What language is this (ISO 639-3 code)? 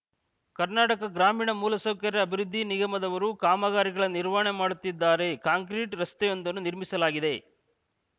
kan